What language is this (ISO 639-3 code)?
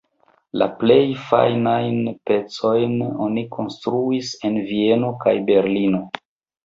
epo